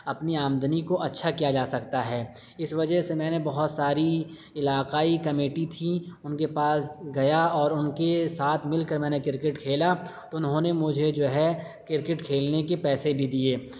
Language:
Urdu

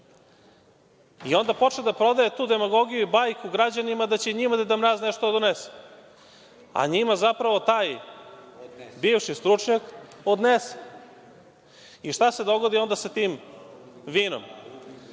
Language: Serbian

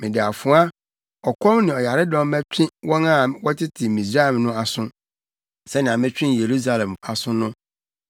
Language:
Akan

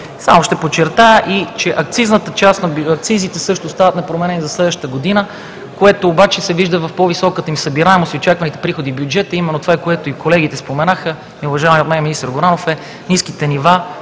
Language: Bulgarian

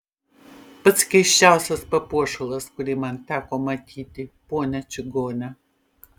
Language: Lithuanian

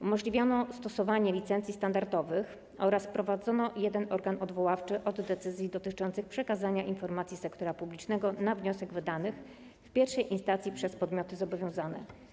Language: Polish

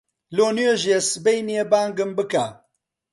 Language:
Central Kurdish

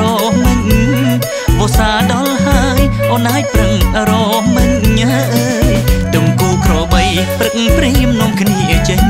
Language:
Thai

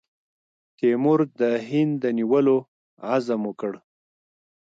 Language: Pashto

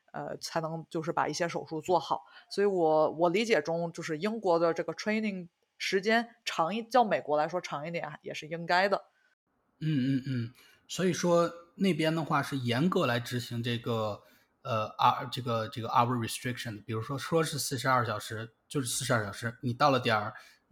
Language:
Chinese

